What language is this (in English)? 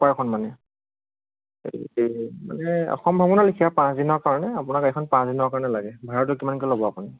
Assamese